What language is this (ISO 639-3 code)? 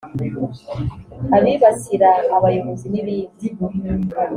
kin